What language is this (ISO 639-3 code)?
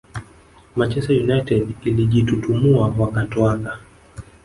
swa